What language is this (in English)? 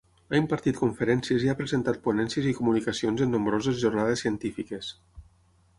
Catalan